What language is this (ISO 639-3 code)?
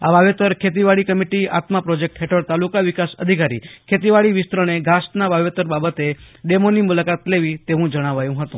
guj